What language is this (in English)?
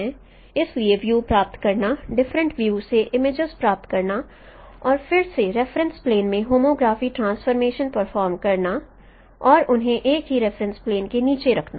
Hindi